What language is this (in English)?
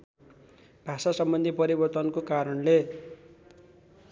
Nepali